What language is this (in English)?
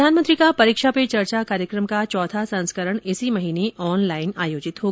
Hindi